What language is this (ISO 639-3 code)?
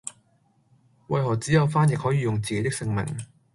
yue